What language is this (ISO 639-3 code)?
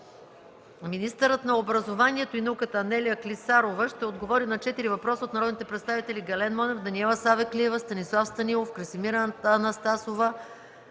bul